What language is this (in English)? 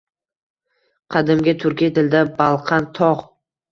Uzbek